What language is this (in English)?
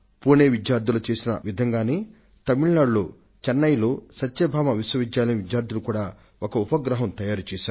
Telugu